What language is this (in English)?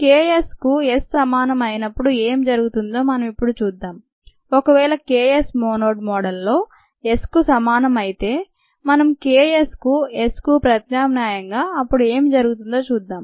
Telugu